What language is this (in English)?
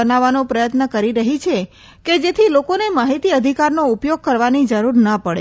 Gujarati